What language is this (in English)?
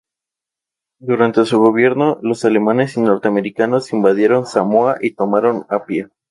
Spanish